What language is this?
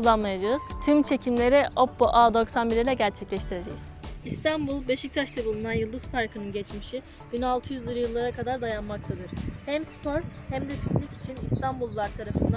Turkish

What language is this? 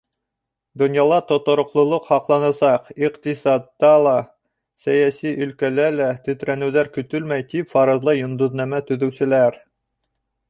Bashkir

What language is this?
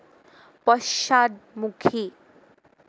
Assamese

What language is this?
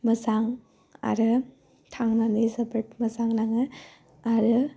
Bodo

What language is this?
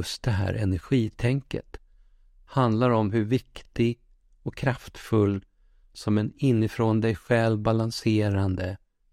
Swedish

